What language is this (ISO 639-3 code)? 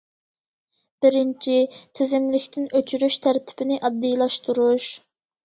uig